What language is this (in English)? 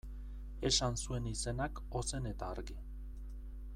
Basque